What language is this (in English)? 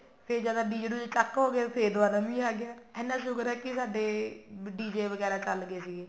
Punjabi